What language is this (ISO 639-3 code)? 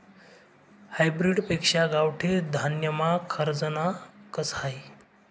mar